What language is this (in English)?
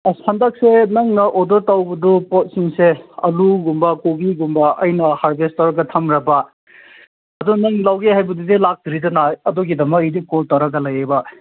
Manipuri